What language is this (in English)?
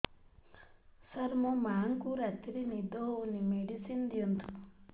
Odia